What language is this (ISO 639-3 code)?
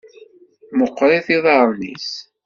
kab